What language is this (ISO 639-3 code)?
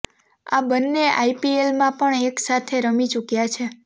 guj